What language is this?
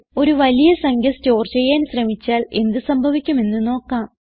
Malayalam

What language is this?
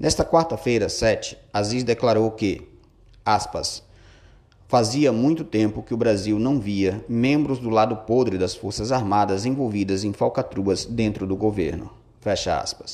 Portuguese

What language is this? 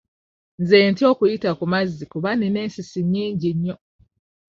Ganda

